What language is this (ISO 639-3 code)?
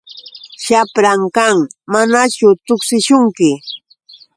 qux